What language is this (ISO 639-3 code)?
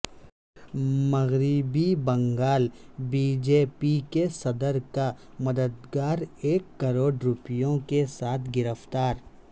urd